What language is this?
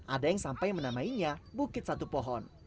Indonesian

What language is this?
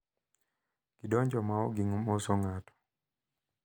Luo (Kenya and Tanzania)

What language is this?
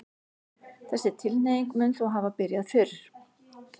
Icelandic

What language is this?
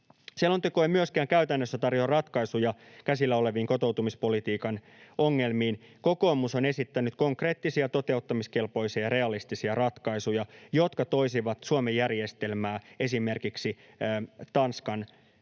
Finnish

